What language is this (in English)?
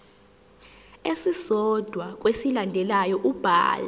Zulu